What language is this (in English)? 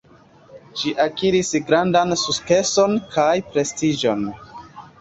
Esperanto